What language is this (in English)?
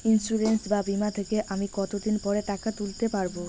Bangla